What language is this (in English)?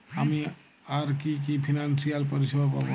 Bangla